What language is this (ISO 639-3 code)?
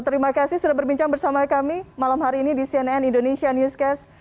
ind